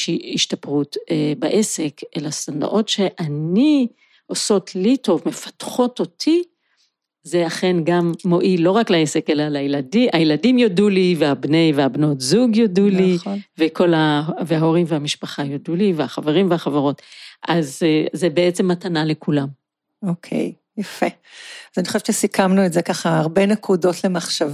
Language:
Hebrew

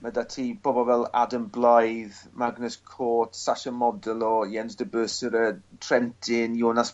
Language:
Welsh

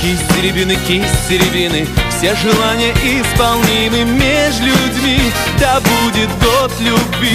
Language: Romanian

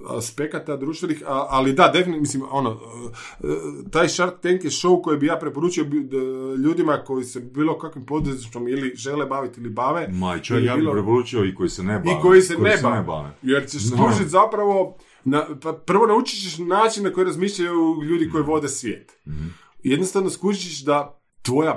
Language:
Croatian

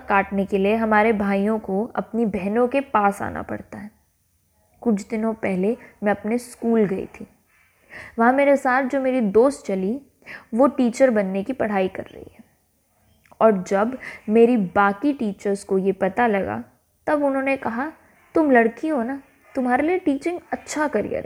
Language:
Hindi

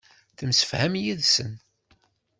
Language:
Kabyle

